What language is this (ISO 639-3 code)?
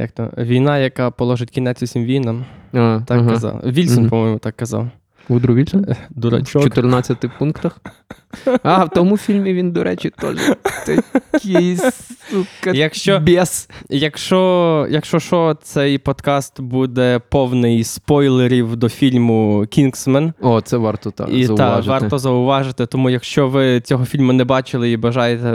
ukr